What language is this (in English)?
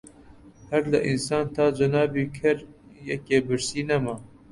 Central Kurdish